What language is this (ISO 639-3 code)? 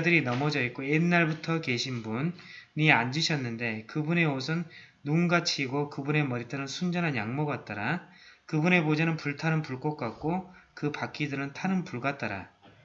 kor